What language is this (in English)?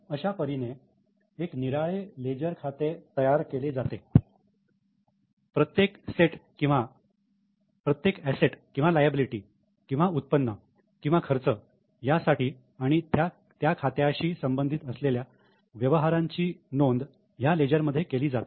Marathi